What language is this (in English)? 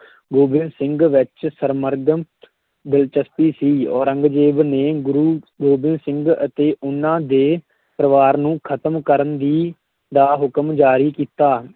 Punjabi